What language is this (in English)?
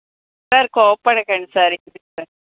Telugu